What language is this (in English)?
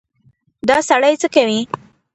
Pashto